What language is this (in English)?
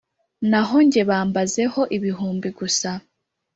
Kinyarwanda